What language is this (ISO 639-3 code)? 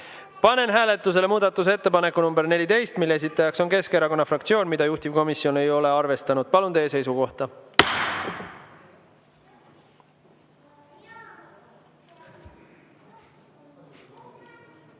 est